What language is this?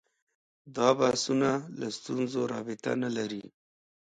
Pashto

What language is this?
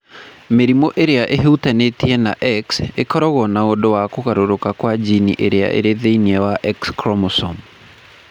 Kikuyu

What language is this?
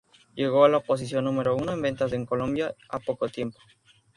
Spanish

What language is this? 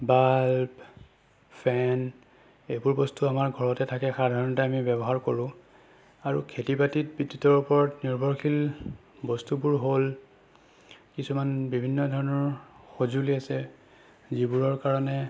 Assamese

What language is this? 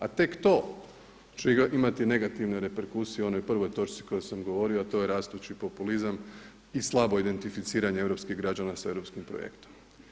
Croatian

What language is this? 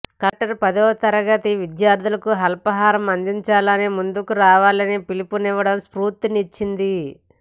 Telugu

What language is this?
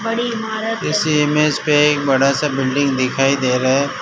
Hindi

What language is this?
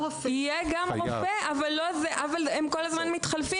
Hebrew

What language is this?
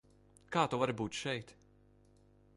Latvian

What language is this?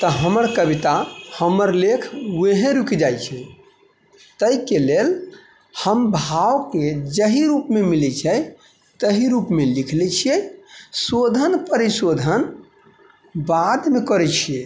Maithili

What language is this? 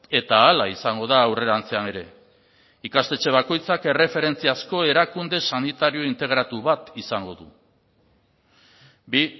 Basque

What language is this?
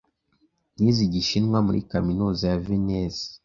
Kinyarwanda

